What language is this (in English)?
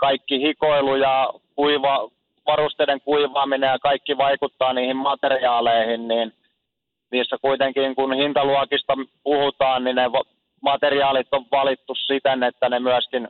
Finnish